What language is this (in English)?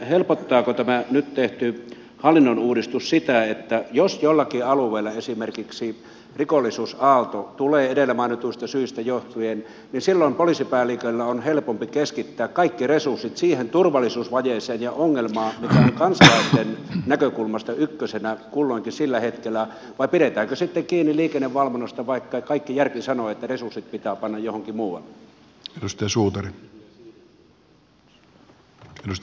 Finnish